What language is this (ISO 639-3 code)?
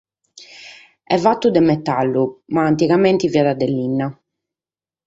srd